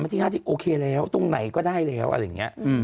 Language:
Thai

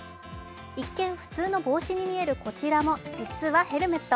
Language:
Japanese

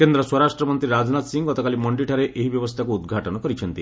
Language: Odia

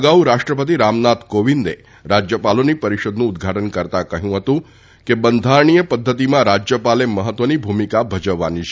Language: Gujarati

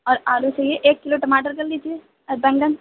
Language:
Urdu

